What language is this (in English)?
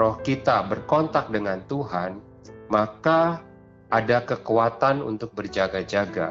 Indonesian